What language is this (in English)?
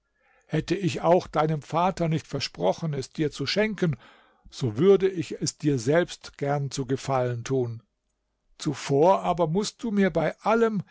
German